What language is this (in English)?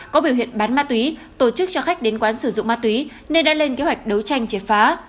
Vietnamese